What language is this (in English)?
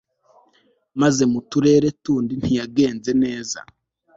Kinyarwanda